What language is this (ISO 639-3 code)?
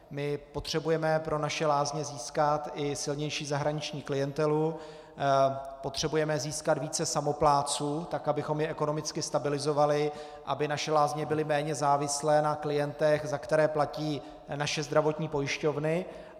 ces